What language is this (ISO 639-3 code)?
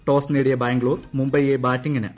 mal